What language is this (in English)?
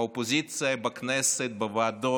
Hebrew